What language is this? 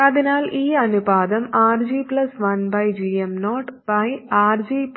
Malayalam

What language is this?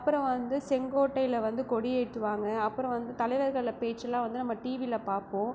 Tamil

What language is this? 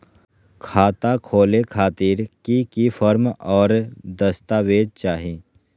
Magahi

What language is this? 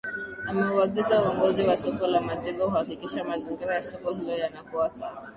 Swahili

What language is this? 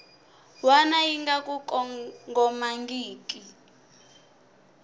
Tsonga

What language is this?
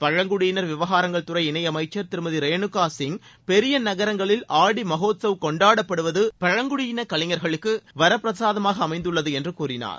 Tamil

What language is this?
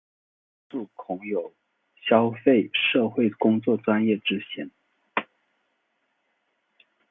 Chinese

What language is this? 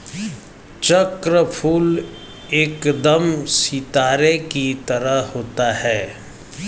Hindi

